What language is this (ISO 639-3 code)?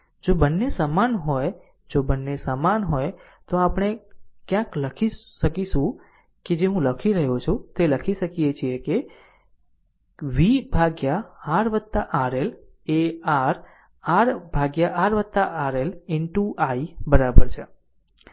guj